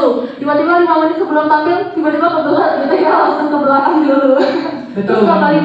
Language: Indonesian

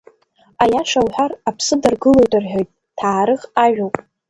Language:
Abkhazian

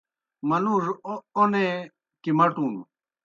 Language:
Kohistani Shina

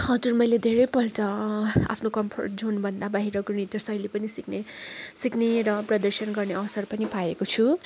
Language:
Nepali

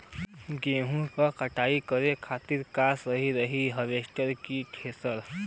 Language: Bhojpuri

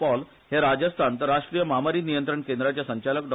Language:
Konkani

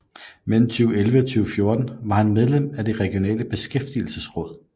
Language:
Danish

